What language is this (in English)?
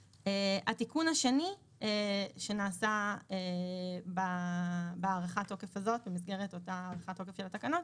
Hebrew